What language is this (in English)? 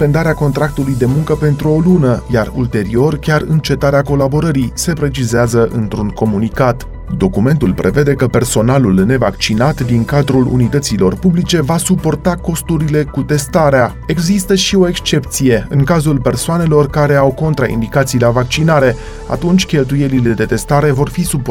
Romanian